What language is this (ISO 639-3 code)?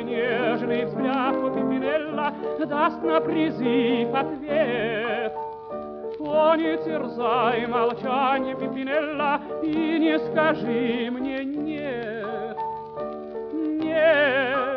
rus